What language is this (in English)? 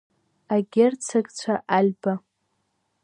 Abkhazian